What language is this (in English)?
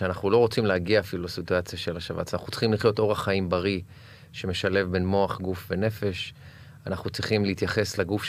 Hebrew